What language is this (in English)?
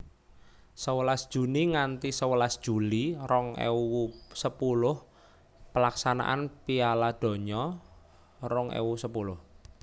Javanese